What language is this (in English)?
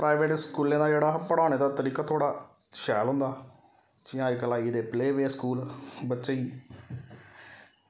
Dogri